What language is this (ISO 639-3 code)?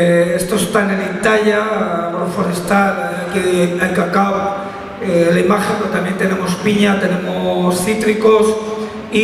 spa